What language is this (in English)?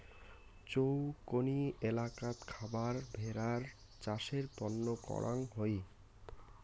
Bangla